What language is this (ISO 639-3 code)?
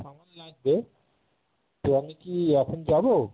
ben